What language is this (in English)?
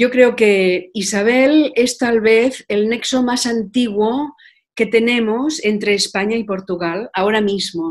Spanish